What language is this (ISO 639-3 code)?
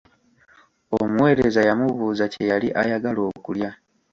lug